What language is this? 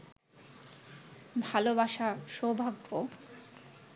Bangla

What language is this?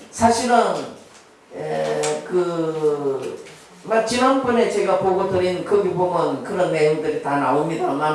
Korean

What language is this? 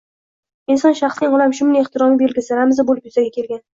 Uzbek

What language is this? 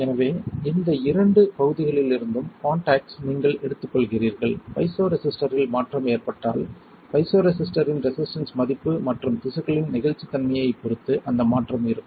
Tamil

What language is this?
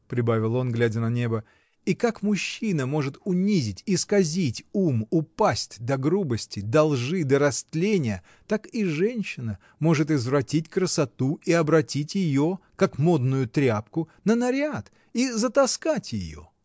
Russian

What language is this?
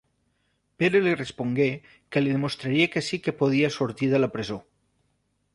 Catalan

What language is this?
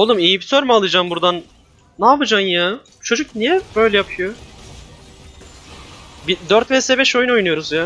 Turkish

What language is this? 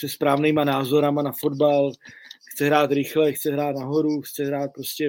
Czech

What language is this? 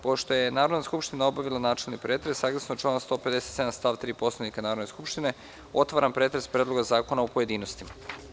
Serbian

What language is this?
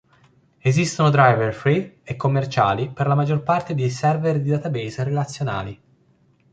Italian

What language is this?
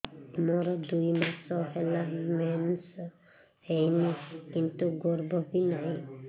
Odia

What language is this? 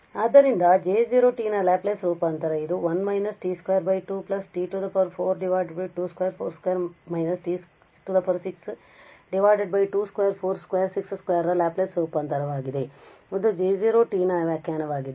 Kannada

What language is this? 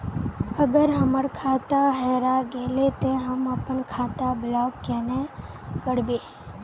Magahi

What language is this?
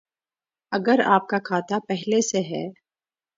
Urdu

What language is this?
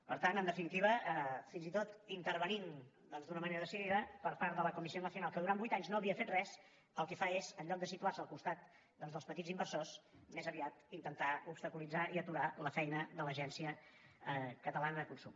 Catalan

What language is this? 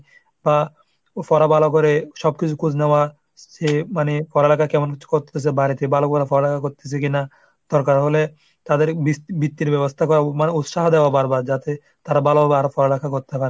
Bangla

